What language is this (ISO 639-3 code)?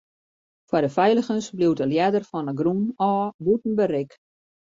fry